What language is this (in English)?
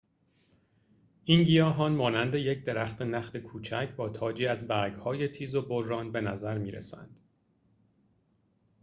Persian